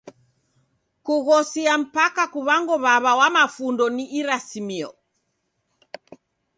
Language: Taita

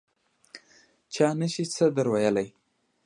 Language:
Pashto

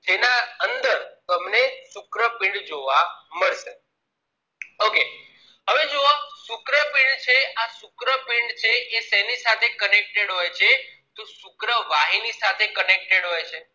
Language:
Gujarati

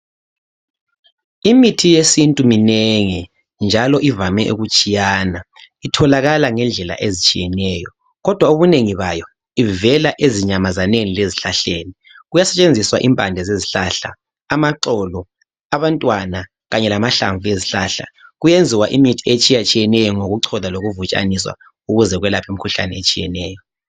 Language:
North Ndebele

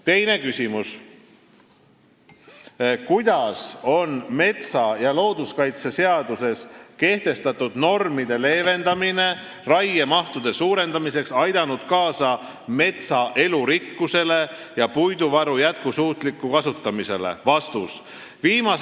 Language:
Estonian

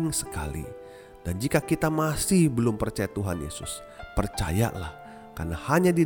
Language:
Indonesian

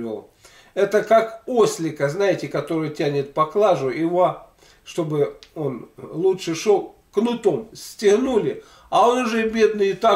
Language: Russian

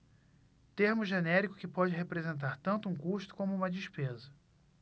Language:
Portuguese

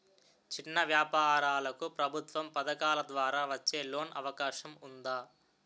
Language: Telugu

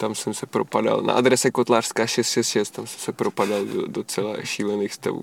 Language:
Czech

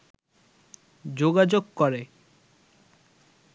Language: Bangla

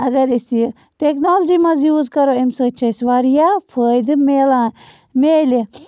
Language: Kashmiri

